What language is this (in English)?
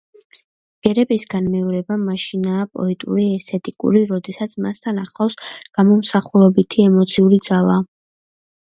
Georgian